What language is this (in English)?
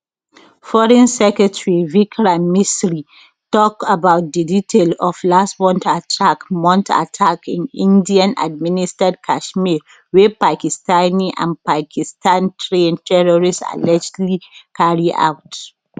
Nigerian Pidgin